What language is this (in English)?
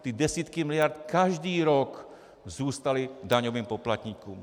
Czech